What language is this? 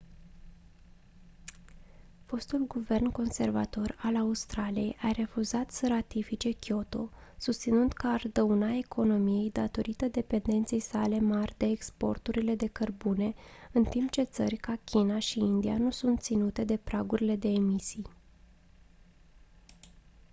Romanian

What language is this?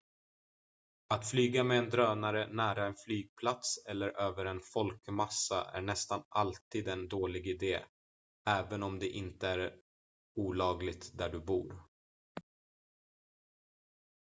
Swedish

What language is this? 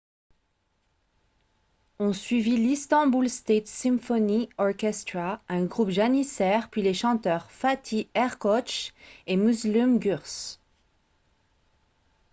French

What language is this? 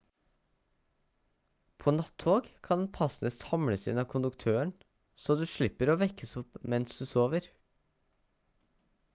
Norwegian Bokmål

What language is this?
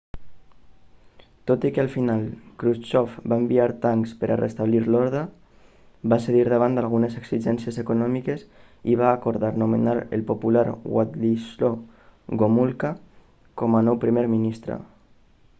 Catalan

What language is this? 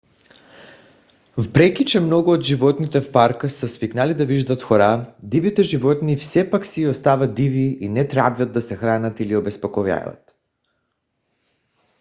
Bulgarian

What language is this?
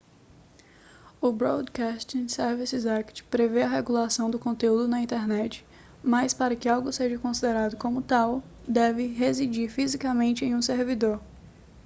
Portuguese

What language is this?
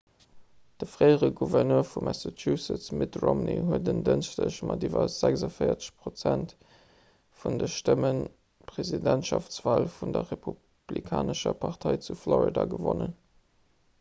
Luxembourgish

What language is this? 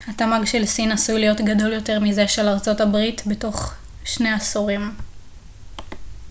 Hebrew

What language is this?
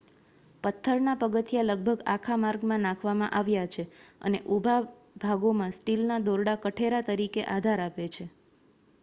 Gujarati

